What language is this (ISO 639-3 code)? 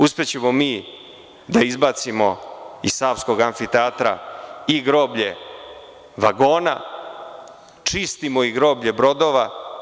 srp